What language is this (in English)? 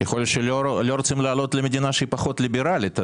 Hebrew